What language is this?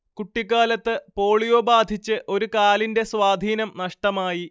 Malayalam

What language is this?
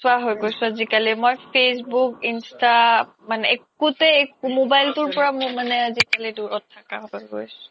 Assamese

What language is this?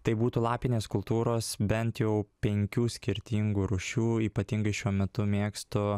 Lithuanian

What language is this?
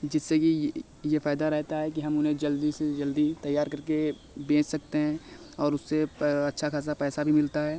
Hindi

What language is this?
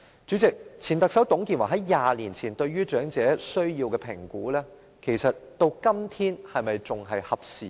Cantonese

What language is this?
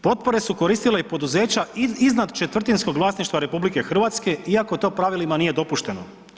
Croatian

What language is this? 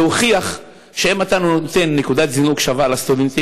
Hebrew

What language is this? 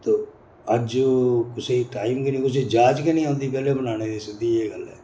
Dogri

